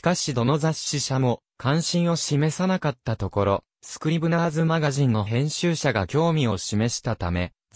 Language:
Japanese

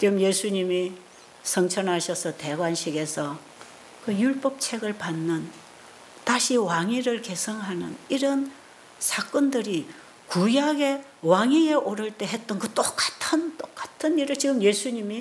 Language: Korean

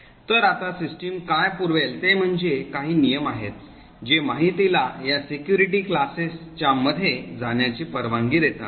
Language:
Marathi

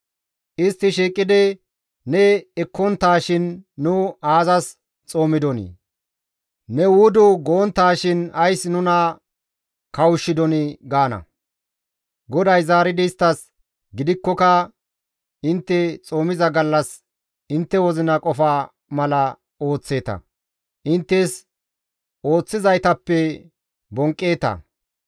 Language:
Gamo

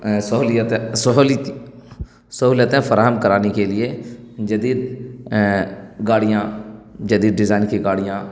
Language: Urdu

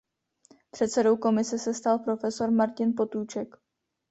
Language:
Czech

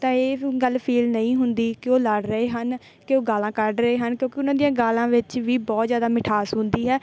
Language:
Punjabi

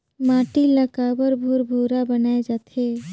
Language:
Chhattisgarhi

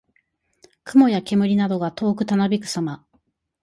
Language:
Japanese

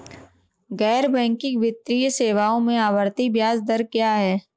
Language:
Hindi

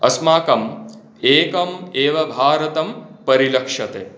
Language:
Sanskrit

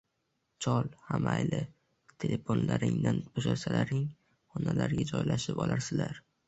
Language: Uzbek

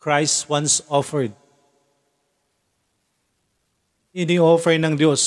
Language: Filipino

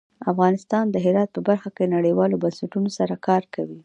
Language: Pashto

